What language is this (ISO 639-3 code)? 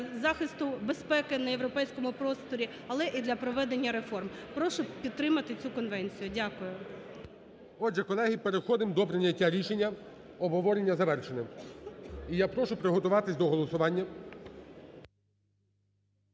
ukr